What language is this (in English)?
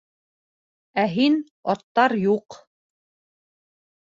Bashkir